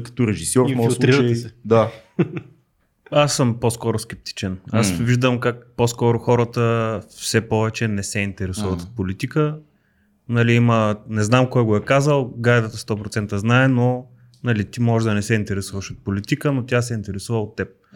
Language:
Bulgarian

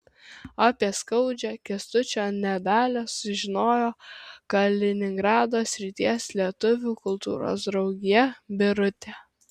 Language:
Lithuanian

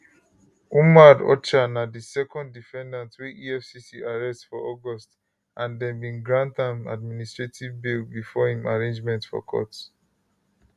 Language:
Nigerian Pidgin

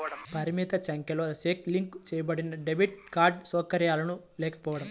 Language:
Telugu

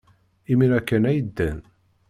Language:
Kabyle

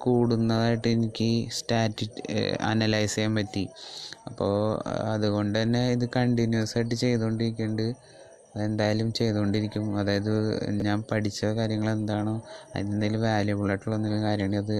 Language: Malayalam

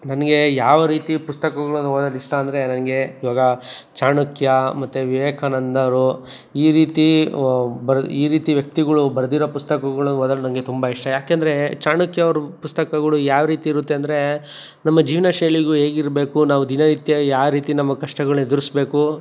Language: Kannada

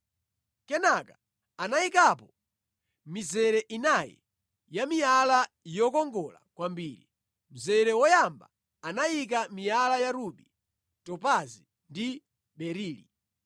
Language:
Nyanja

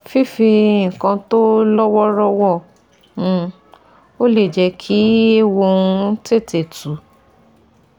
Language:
Yoruba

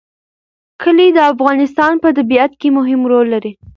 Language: Pashto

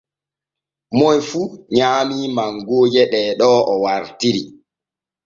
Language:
Borgu Fulfulde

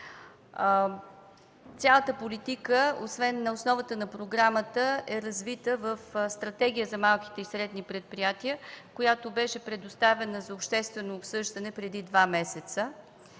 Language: Bulgarian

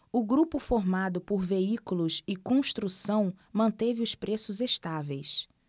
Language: Portuguese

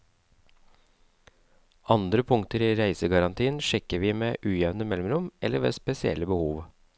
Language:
Norwegian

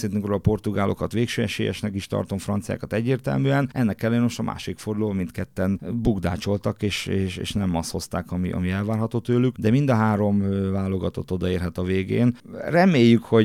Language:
Hungarian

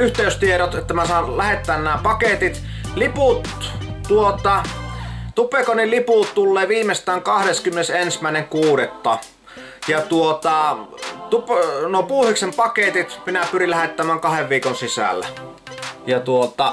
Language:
Finnish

